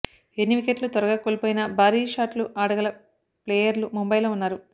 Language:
Telugu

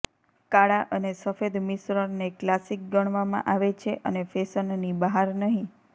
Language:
Gujarati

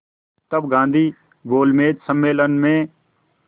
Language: Hindi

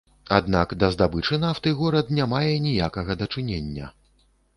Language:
Belarusian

